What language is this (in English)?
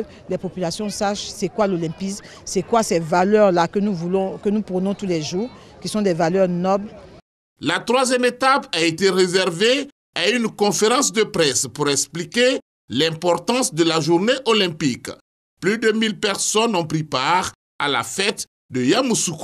French